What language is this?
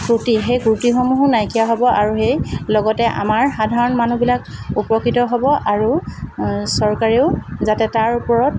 Assamese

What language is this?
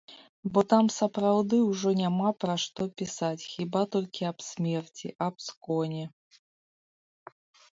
Belarusian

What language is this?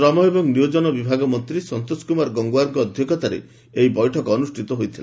Odia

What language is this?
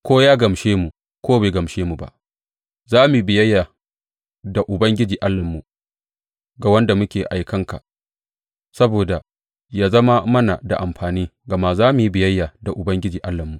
Hausa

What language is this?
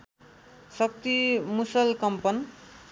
Nepali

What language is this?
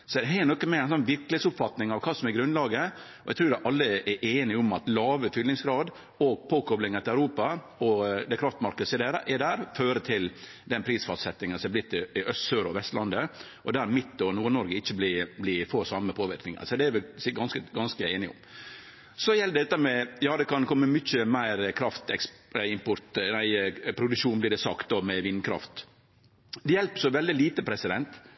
Norwegian Nynorsk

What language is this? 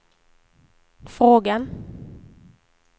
Swedish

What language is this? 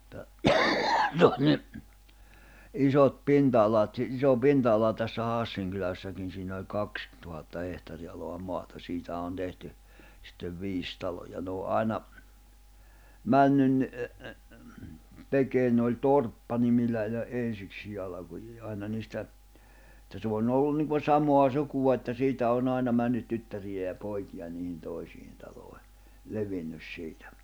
Finnish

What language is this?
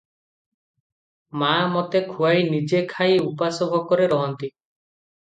Odia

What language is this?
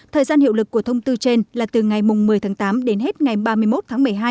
Vietnamese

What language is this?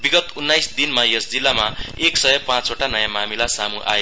Nepali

